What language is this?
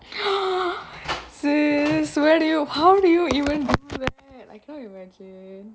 English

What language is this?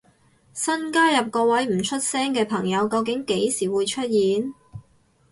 Cantonese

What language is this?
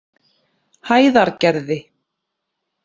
Icelandic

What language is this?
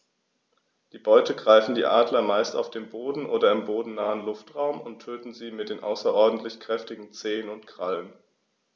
German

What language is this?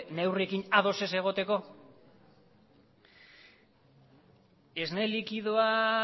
Basque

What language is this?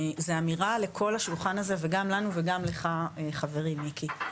Hebrew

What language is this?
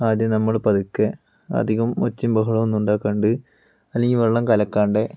Malayalam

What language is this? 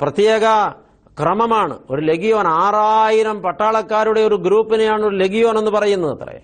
Malayalam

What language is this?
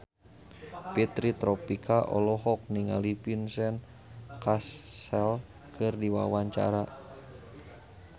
Sundanese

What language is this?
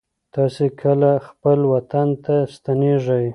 Pashto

